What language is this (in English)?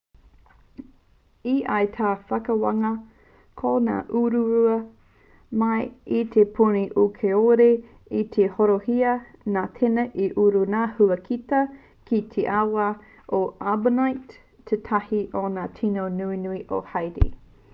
Māori